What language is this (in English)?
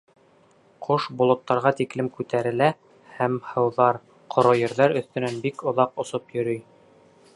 Bashkir